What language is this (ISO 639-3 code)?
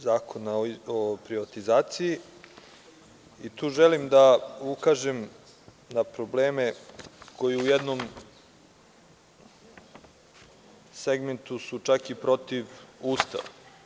srp